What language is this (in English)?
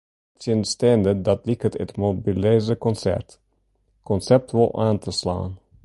Western Frisian